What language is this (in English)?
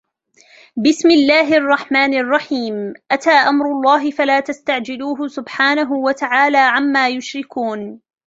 Arabic